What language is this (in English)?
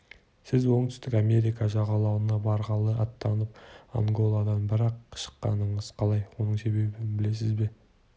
Kazakh